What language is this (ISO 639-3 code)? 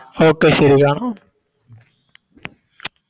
mal